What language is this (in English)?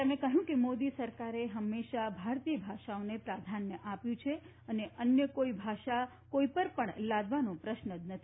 Gujarati